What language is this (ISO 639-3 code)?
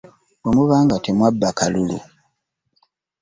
lug